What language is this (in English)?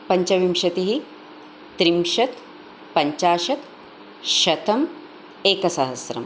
Sanskrit